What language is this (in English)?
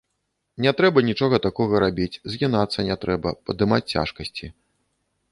Belarusian